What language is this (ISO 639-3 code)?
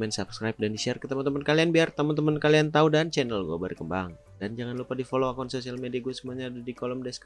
ind